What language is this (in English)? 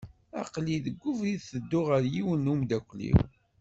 Kabyle